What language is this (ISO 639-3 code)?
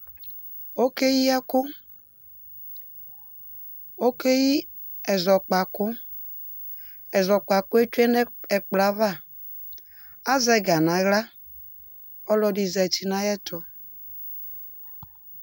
kpo